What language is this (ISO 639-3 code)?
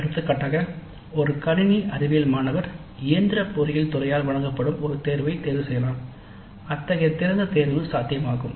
tam